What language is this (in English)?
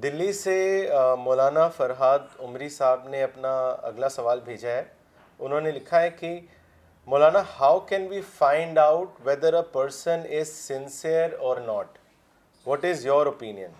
Urdu